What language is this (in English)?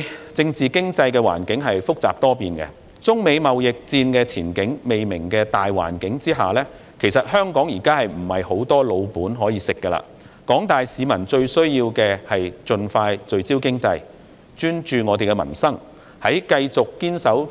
Cantonese